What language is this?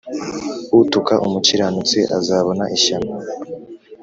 Kinyarwanda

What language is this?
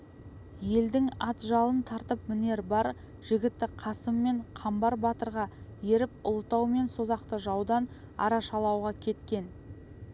Kazakh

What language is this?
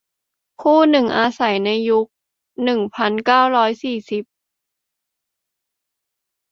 Thai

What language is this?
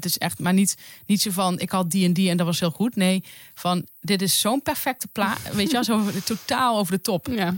Dutch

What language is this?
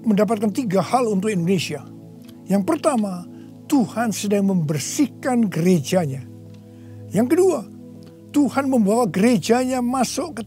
Indonesian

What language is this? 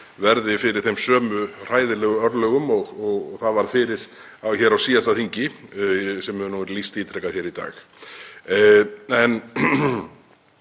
Icelandic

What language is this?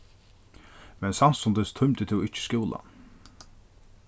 Faroese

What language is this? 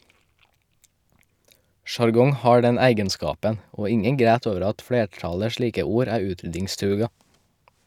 Norwegian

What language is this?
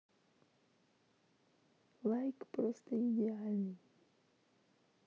Russian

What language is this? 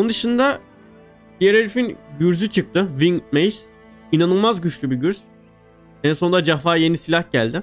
Turkish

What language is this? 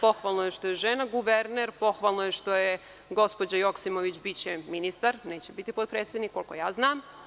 Serbian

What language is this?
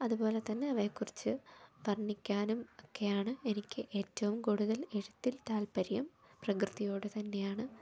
Malayalam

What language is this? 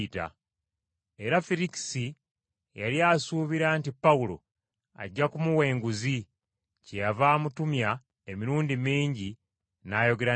Ganda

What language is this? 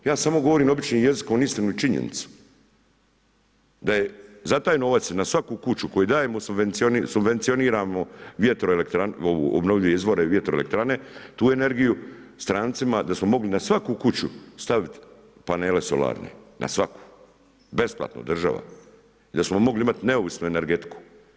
Croatian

